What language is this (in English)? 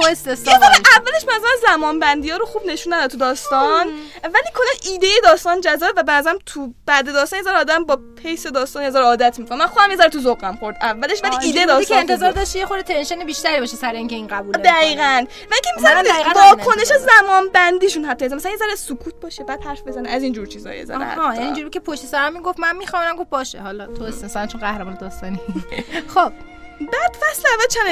Persian